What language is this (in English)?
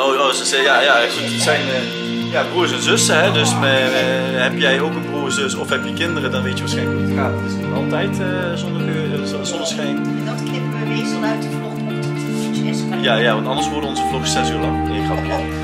Dutch